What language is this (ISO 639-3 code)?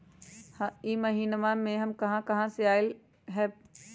mag